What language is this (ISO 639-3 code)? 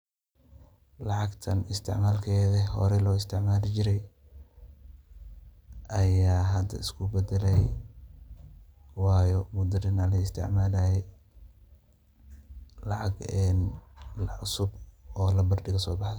som